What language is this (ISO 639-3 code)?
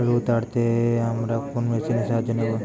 ben